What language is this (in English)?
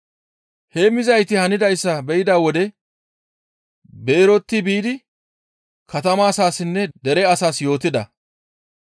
Gamo